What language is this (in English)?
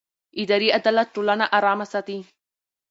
Pashto